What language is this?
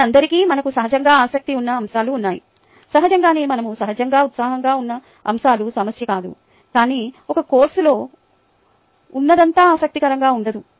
Telugu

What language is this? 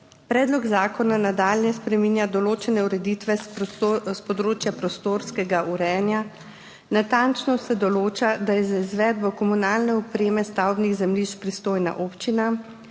Slovenian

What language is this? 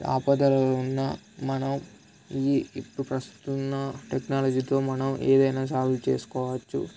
Telugu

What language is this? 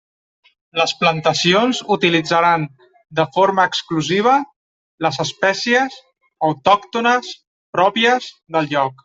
Catalan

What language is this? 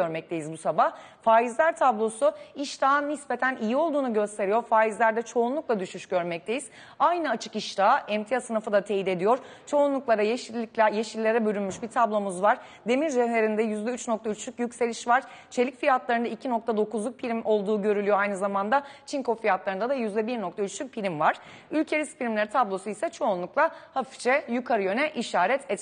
Turkish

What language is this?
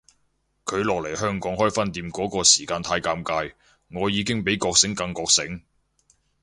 Cantonese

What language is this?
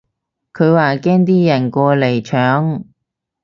Cantonese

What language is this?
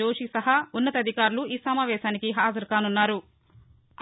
Telugu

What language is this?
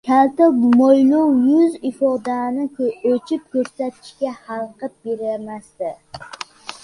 Uzbek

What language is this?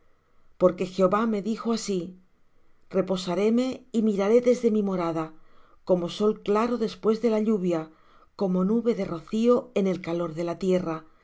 Spanish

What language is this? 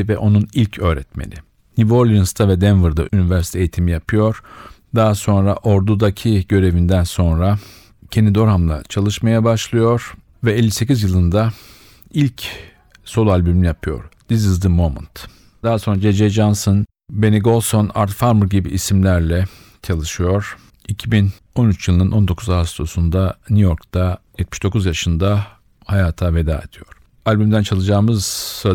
Turkish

